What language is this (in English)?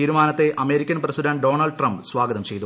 Malayalam